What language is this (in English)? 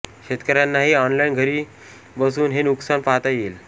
Marathi